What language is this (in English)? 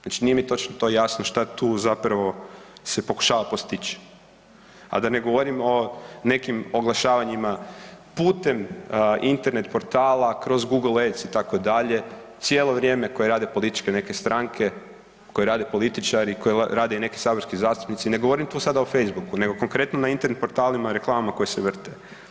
Croatian